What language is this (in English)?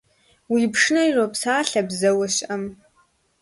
Kabardian